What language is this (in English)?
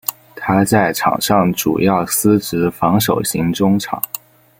Chinese